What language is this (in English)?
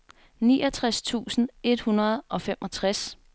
Danish